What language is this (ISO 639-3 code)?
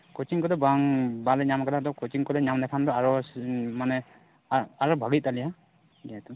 sat